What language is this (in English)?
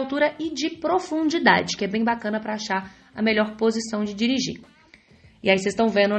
Portuguese